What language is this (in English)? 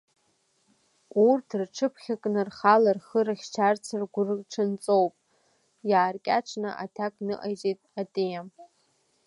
Abkhazian